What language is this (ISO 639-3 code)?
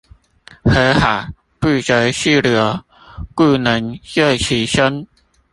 zho